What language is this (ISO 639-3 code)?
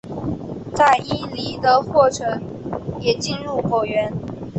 zho